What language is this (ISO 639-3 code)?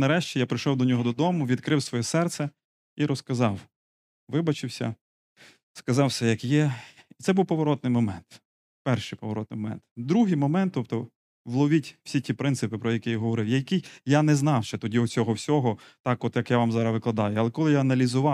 ukr